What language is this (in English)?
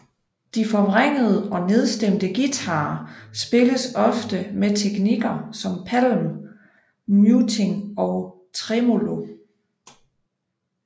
Danish